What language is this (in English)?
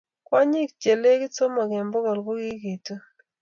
Kalenjin